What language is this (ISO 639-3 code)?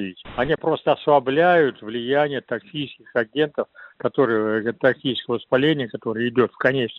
rus